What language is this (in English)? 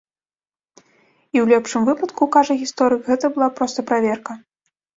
Belarusian